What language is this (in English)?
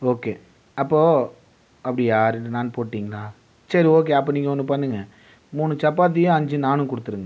Tamil